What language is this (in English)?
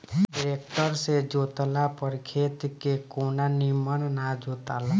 Bhojpuri